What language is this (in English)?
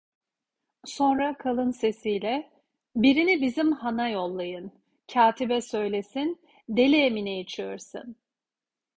Turkish